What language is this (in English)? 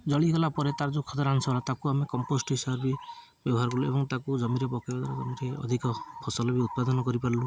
Odia